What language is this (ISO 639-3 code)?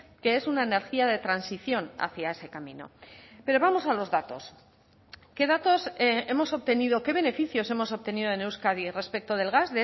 spa